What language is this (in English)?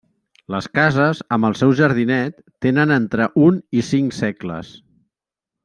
Catalan